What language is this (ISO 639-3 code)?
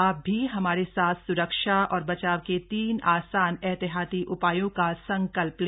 hin